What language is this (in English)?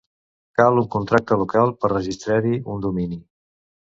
Catalan